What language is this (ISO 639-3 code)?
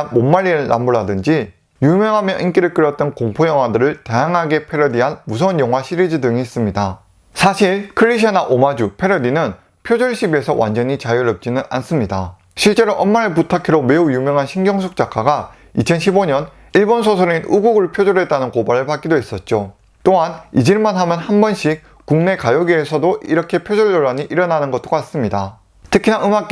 kor